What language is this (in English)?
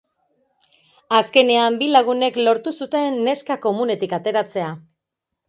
Basque